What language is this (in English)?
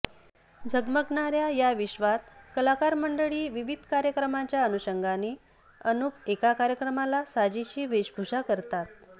Marathi